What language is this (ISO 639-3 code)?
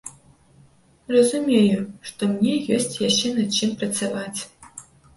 bel